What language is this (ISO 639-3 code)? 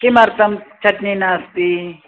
san